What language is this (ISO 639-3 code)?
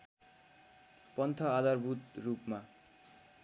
nep